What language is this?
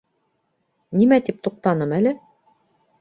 Bashkir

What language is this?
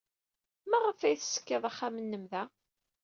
Kabyle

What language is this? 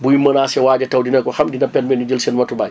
Wolof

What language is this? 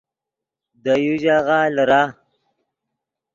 Yidgha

